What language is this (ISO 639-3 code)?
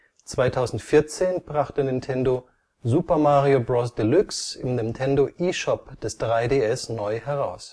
deu